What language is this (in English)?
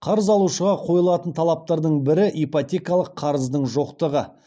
Kazakh